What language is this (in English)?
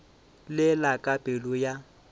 Northern Sotho